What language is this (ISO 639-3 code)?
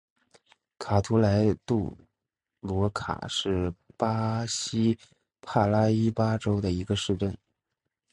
zho